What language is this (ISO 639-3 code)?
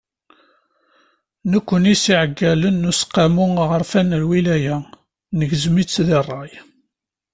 kab